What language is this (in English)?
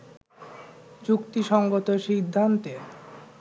Bangla